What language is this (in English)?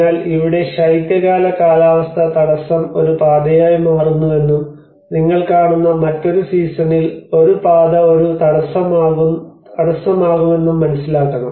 Malayalam